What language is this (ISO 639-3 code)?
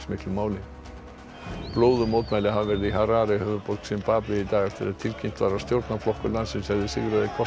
isl